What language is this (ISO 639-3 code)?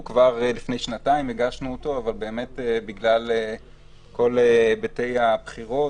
heb